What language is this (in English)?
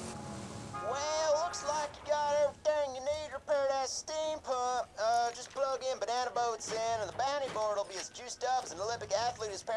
English